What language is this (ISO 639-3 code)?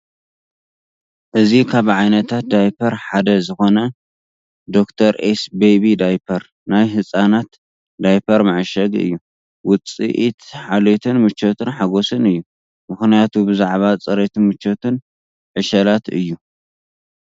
tir